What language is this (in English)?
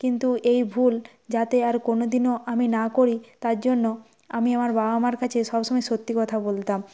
Bangla